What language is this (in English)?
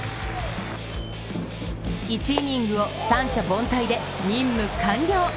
Japanese